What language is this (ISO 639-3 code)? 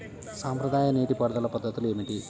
tel